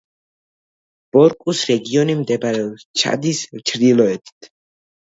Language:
Georgian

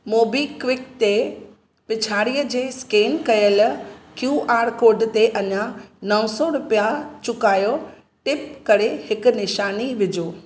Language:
Sindhi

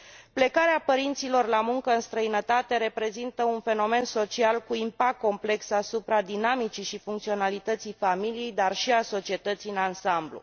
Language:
Romanian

